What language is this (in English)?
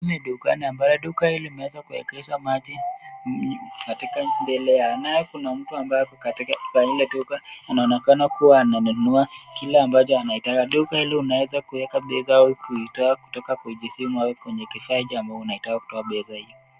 Swahili